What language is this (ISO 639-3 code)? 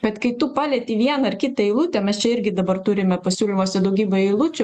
lit